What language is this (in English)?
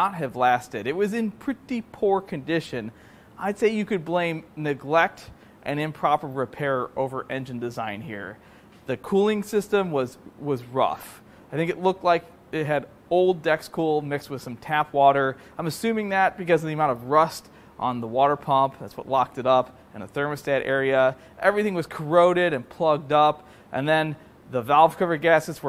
English